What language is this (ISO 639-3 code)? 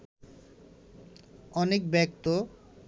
ben